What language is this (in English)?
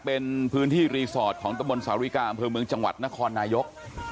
Thai